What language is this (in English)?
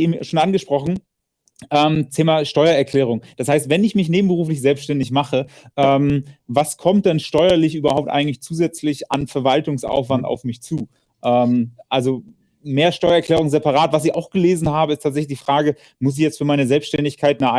German